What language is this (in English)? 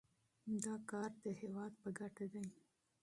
Pashto